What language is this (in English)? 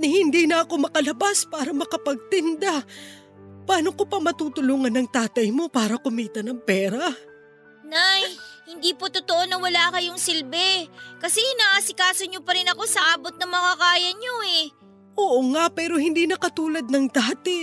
Filipino